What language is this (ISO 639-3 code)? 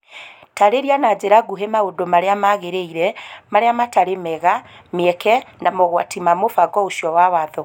kik